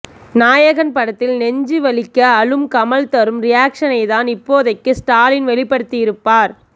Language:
Tamil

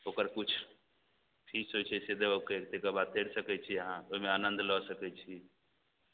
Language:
Maithili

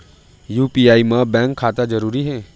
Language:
Chhattisgarhi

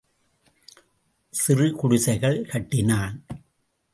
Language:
Tamil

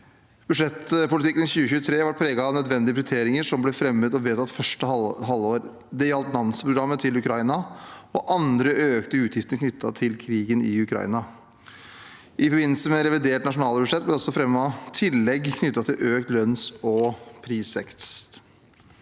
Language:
Norwegian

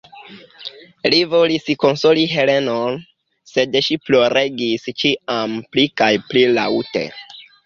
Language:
Esperanto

